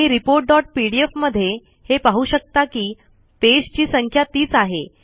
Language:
Marathi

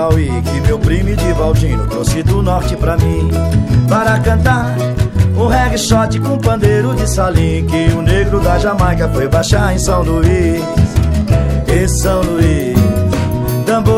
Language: Portuguese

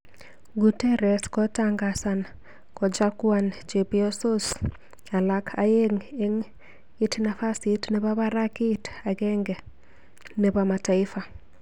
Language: Kalenjin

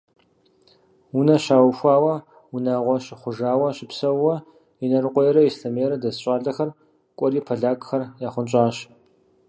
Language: Kabardian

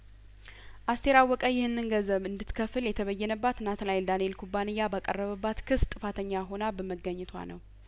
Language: Amharic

